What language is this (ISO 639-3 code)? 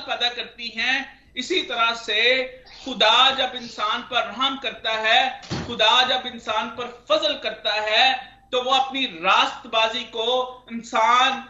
hin